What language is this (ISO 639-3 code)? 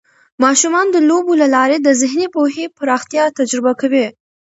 pus